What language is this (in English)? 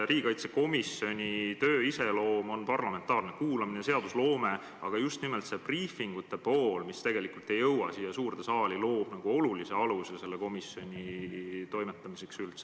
Estonian